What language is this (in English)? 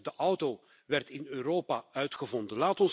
Dutch